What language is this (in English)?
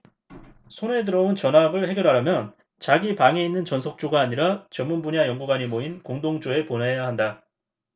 Korean